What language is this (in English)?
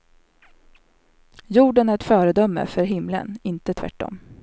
Swedish